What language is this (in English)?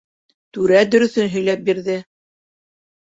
Bashkir